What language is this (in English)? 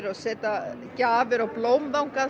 Icelandic